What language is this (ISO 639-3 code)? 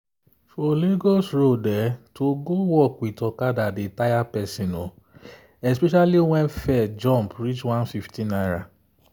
pcm